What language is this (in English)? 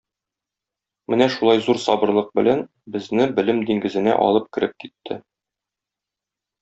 Tatar